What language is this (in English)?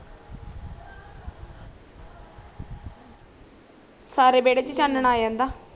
Punjabi